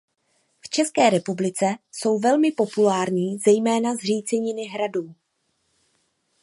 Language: Czech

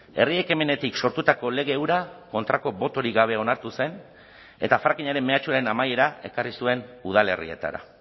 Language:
Basque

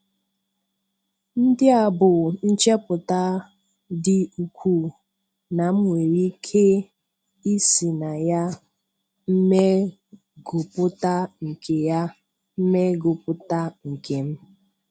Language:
Igbo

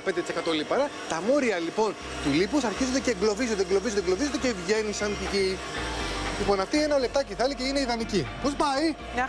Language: Greek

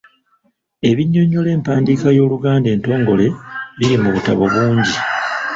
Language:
Ganda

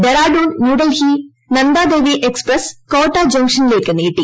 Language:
Malayalam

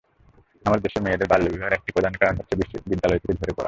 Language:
Bangla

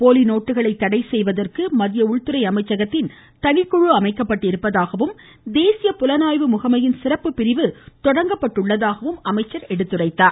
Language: Tamil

